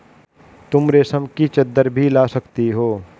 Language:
Hindi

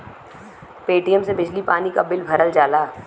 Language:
Bhojpuri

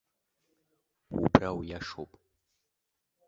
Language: Abkhazian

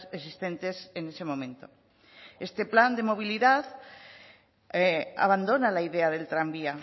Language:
Spanish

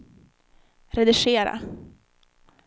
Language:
Swedish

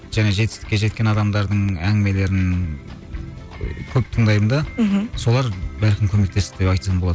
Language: Kazakh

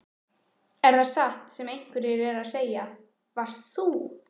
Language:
Icelandic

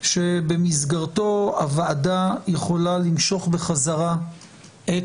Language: Hebrew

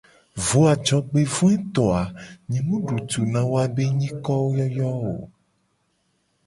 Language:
Gen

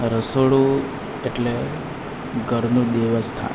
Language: Gujarati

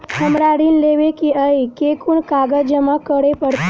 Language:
Maithili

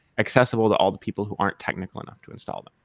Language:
English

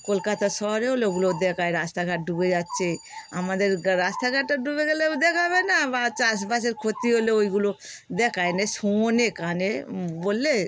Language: Bangla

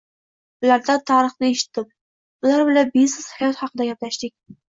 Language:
Uzbek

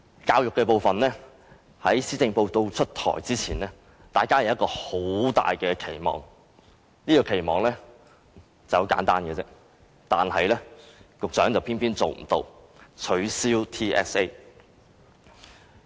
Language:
Cantonese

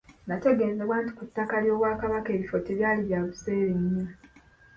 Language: Ganda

